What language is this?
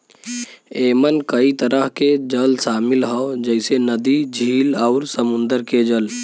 Bhojpuri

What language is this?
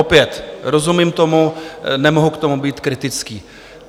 Czech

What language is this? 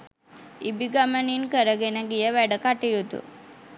Sinhala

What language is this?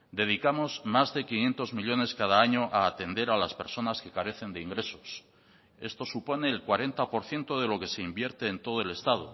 Spanish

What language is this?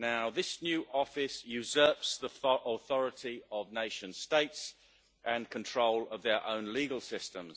English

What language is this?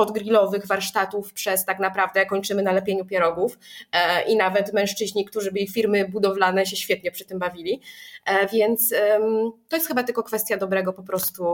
Polish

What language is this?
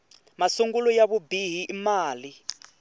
Tsonga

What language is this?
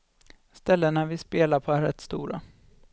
Swedish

